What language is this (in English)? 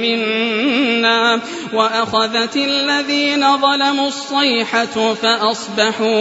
Arabic